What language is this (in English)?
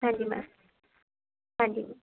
Punjabi